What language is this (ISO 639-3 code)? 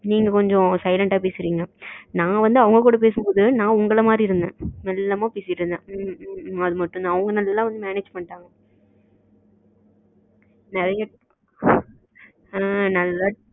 tam